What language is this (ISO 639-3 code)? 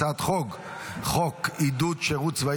heb